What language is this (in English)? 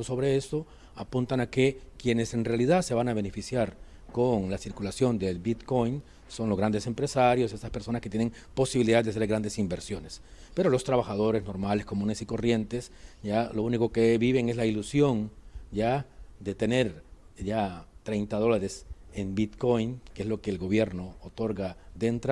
Spanish